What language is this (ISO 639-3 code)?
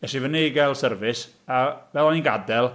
cym